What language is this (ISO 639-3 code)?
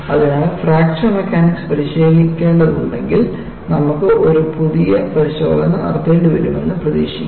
mal